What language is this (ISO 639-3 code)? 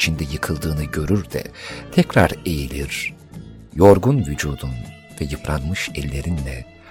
tur